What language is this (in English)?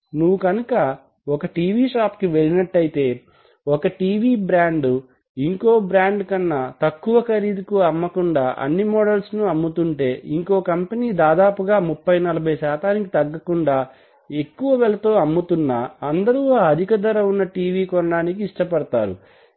Telugu